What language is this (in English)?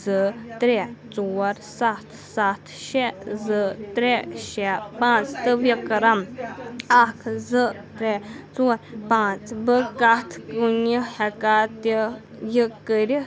Kashmiri